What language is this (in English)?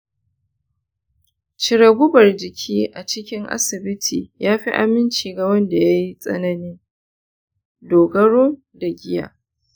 Hausa